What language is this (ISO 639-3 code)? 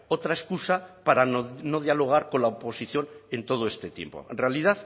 spa